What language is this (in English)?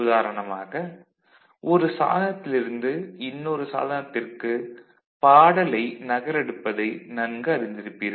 Tamil